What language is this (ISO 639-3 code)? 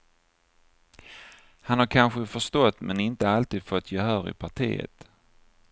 swe